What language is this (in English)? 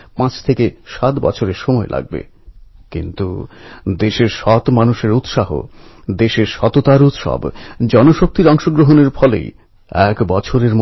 Bangla